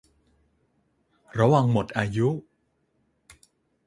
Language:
Thai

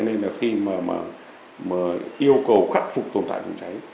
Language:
Vietnamese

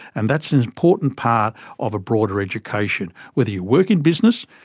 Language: English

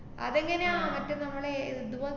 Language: Malayalam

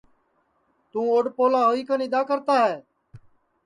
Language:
Sansi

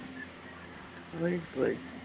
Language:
Tamil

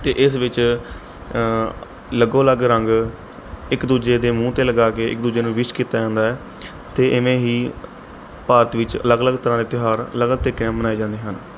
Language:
Punjabi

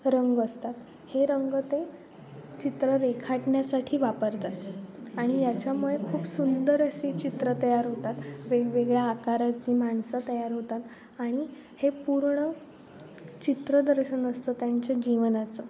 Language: Marathi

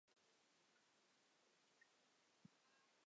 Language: Chinese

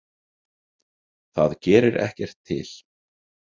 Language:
Icelandic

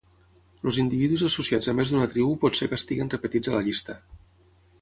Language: Catalan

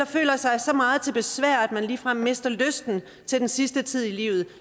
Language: Danish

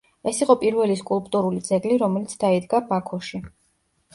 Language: Georgian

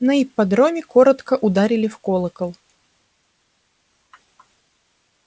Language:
Russian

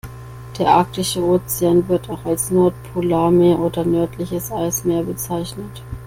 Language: German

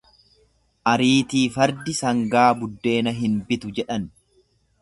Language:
Oromo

